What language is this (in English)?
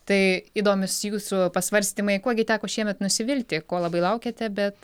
Lithuanian